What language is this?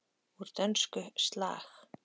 Icelandic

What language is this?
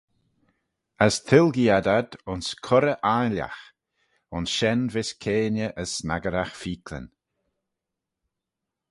Manx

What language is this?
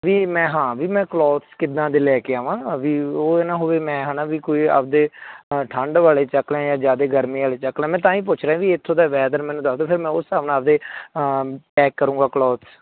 Punjabi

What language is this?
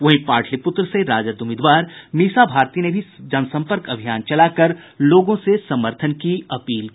Hindi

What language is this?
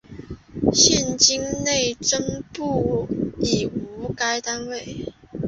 Chinese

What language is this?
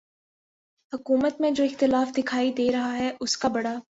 Urdu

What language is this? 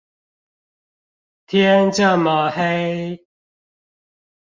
Chinese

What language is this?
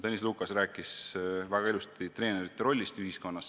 Estonian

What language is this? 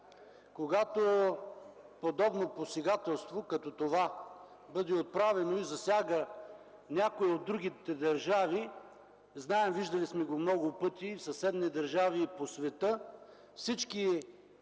Bulgarian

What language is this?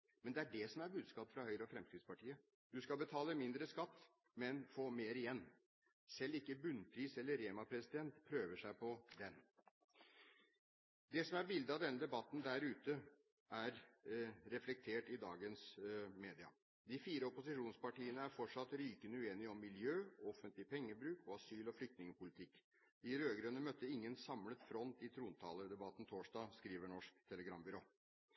Norwegian Bokmål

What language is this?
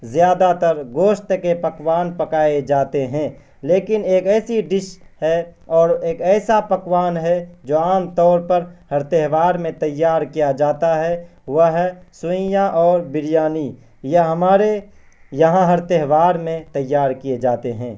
Urdu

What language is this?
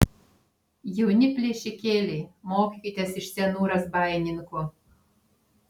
Lithuanian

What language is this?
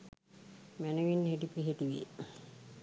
Sinhala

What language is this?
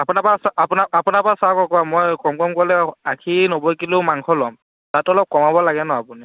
Assamese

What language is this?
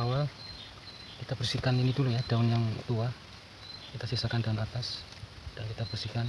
Indonesian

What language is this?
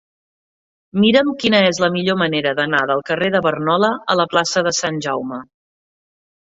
Catalan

